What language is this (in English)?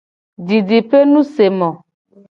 Gen